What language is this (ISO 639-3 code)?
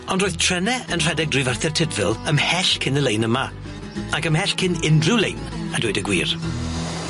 cym